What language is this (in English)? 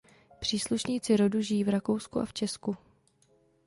Czech